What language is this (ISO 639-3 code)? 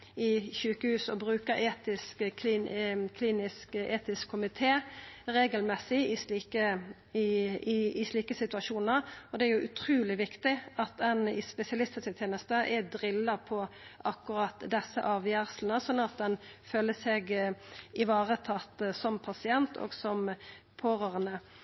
nno